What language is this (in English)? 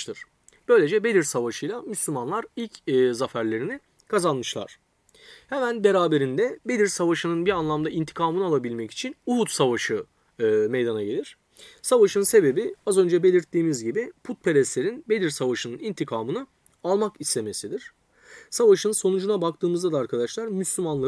Turkish